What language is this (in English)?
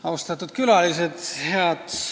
Estonian